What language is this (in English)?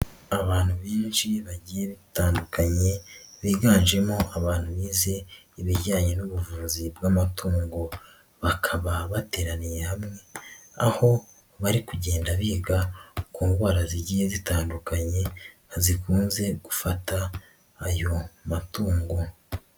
Kinyarwanda